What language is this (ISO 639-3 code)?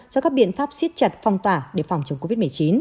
vie